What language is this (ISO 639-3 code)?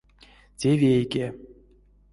myv